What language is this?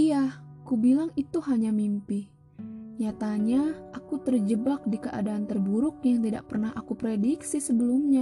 Indonesian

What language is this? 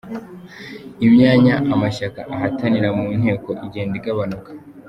Kinyarwanda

